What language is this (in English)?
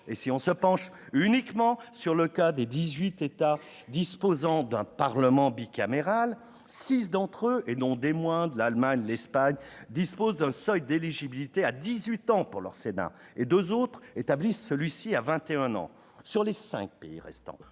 French